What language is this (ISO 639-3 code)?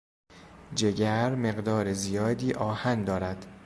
fas